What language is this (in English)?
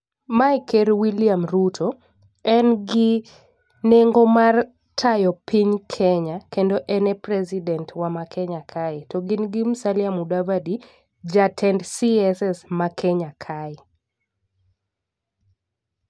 Luo (Kenya and Tanzania)